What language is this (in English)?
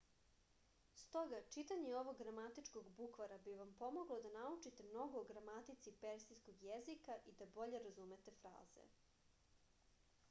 Serbian